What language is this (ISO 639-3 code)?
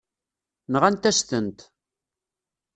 kab